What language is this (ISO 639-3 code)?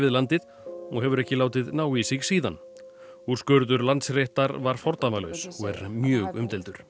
isl